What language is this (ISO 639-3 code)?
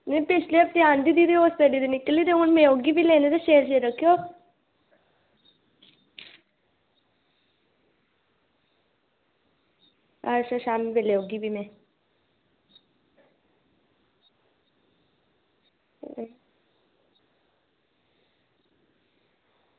doi